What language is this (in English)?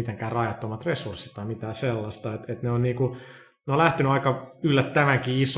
Finnish